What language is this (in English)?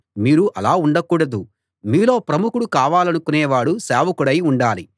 Telugu